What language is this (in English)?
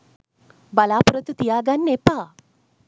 Sinhala